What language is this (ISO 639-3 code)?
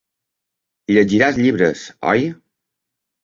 cat